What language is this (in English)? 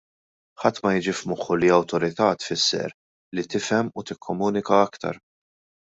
Maltese